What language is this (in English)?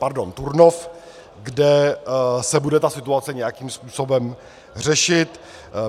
Czech